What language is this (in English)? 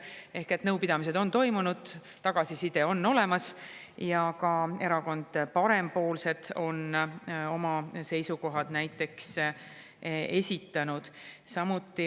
Estonian